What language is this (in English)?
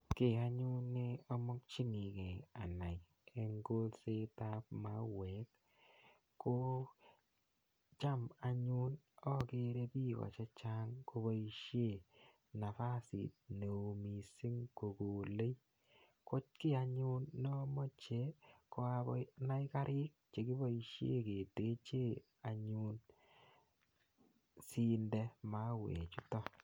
Kalenjin